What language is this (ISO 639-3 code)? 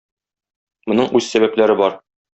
tat